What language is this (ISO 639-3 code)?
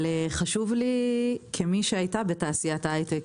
heb